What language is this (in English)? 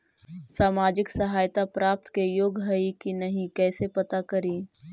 Magahi